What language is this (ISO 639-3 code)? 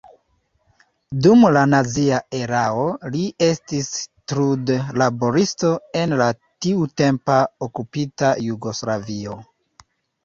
epo